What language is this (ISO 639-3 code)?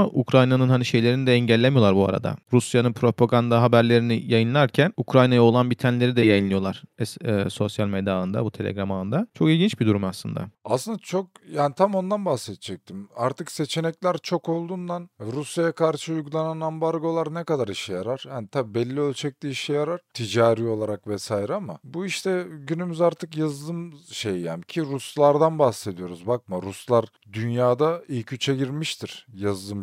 tur